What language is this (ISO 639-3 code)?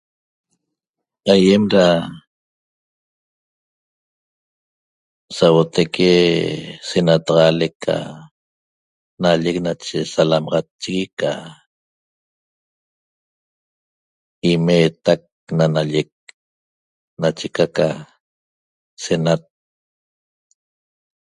tob